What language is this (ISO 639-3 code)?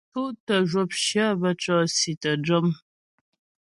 bbj